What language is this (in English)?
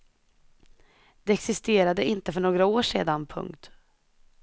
Swedish